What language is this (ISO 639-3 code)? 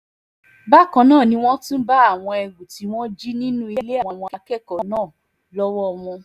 yor